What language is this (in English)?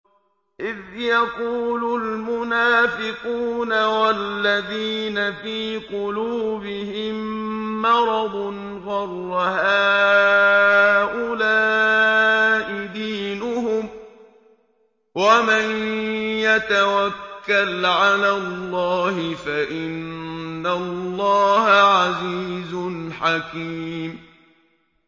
Arabic